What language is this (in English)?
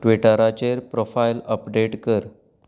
Konkani